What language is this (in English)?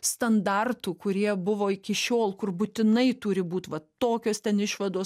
Lithuanian